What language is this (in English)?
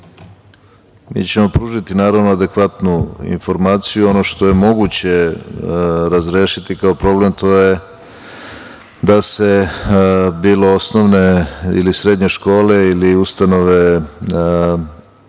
Serbian